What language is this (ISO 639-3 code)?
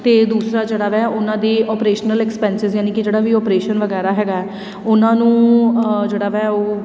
pan